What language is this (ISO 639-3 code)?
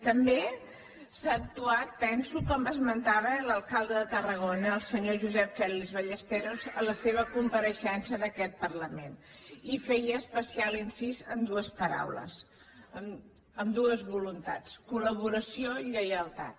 cat